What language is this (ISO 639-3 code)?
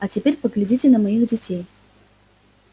rus